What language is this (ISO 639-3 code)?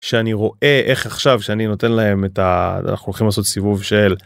heb